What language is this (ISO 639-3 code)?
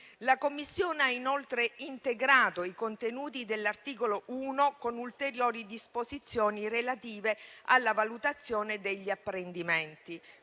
ita